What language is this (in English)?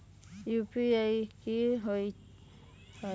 Magahi